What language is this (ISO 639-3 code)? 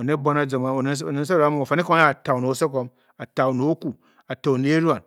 bky